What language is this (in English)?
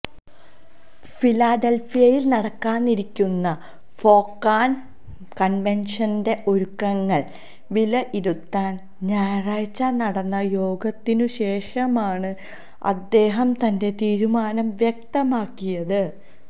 Malayalam